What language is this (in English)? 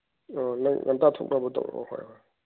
Manipuri